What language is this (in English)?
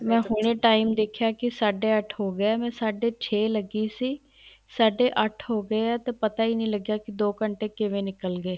Punjabi